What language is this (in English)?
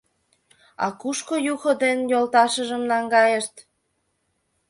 Mari